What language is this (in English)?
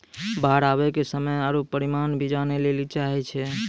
Maithili